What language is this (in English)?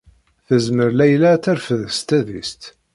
Kabyle